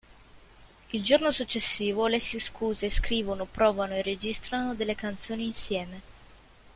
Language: Italian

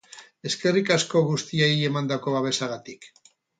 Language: Basque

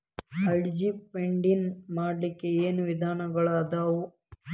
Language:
Kannada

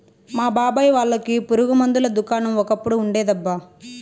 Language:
Telugu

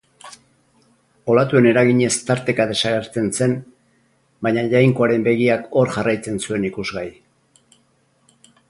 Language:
Basque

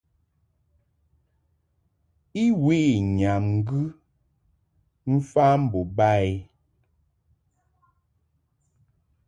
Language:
Mungaka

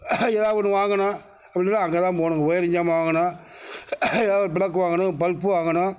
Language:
Tamil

